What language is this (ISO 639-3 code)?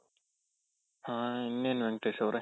kan